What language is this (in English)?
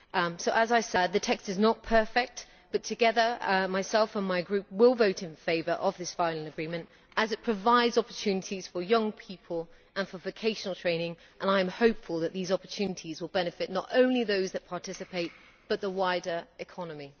English